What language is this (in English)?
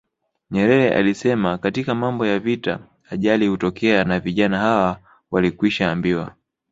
Swahili